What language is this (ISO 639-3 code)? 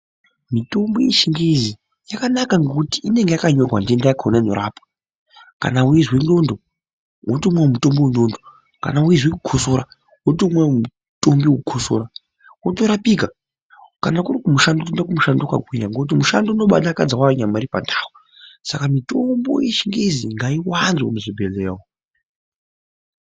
ndc